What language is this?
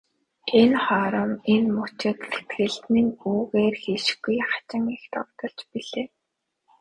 Mongolian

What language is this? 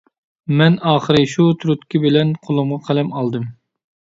Uyghur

